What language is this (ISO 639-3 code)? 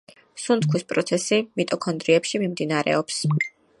kat